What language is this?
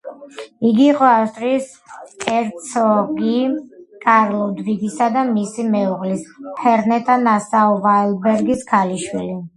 Georgian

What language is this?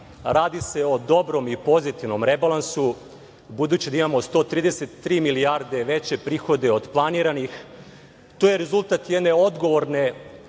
Serbian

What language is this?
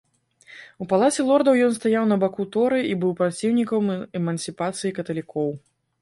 Belarusian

